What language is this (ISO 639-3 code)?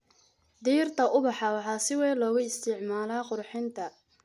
som